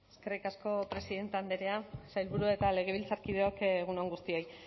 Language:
Basque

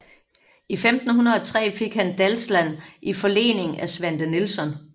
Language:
Danish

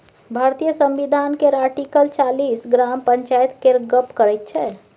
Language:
Maithili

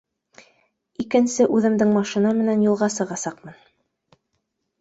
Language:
Bashkir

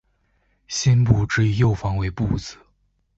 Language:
Chinese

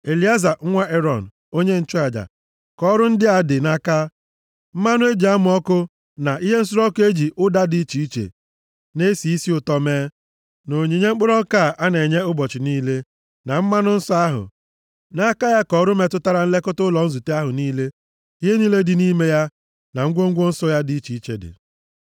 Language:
Igbo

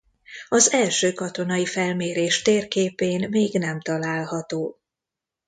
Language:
Hungarian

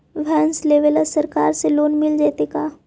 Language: Magahi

